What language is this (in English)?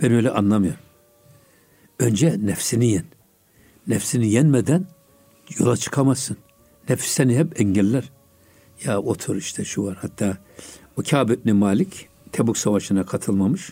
Turkish